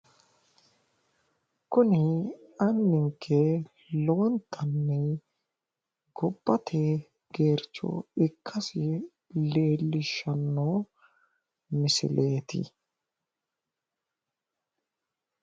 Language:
Sidamo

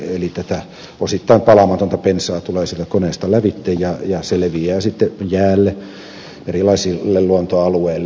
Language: Finnish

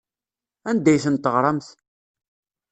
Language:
Kabyle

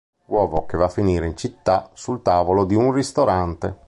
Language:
Italian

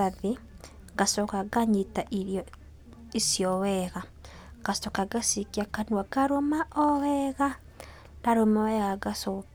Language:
Kikuyu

